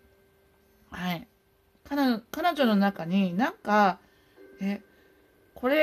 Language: Japanese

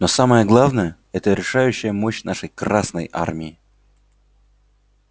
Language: Russian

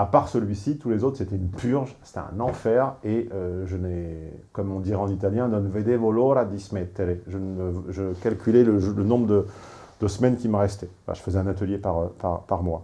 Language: French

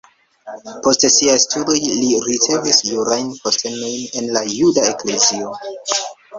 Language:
Esperanto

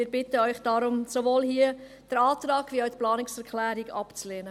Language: Swiss German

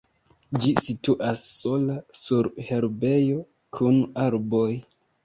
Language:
Esperanto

